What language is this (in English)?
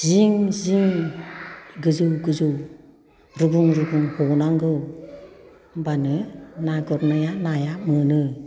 Bodo